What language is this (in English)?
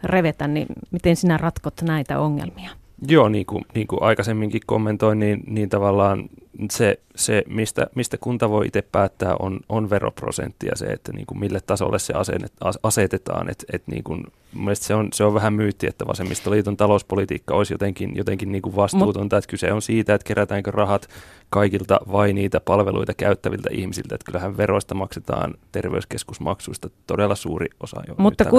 Finnish